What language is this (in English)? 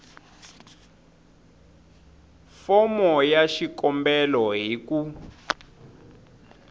Tsonga